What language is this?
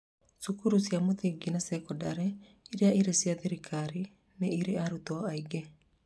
Kikuyu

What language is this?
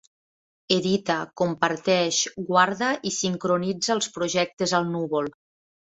Catalan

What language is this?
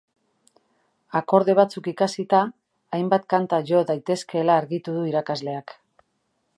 Basque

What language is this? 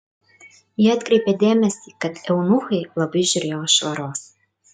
Lithuanian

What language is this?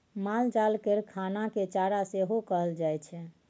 Maithili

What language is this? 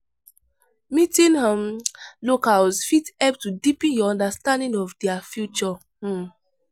Nigerian Pidgin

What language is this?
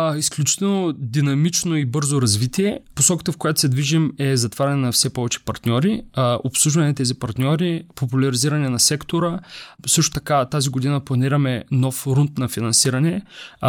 Bulgarian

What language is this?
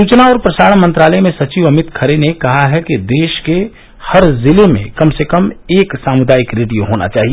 Hindi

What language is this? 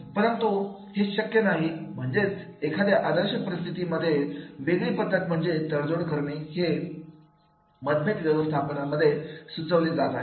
Marathi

